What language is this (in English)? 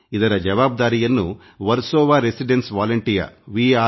Kannada